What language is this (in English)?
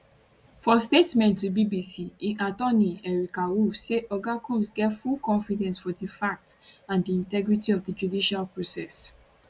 Nigerian Pidgin